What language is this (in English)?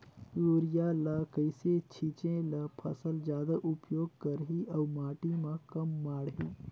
Chhattisgarhi